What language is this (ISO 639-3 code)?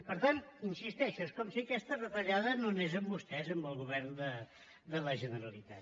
cat